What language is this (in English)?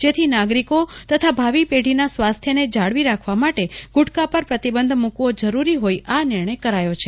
Gujarati